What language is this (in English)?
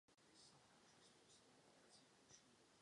Czech